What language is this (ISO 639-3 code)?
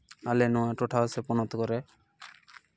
sat